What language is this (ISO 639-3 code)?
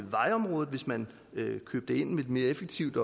dan